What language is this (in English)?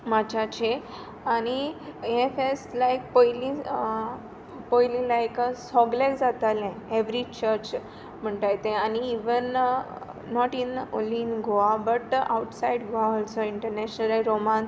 Konkani